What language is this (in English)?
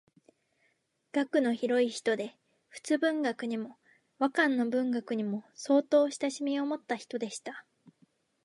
Japanese